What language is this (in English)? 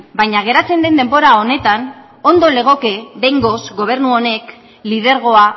Basque